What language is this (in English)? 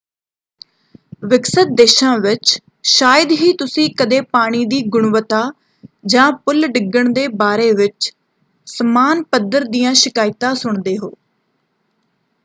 Punjabi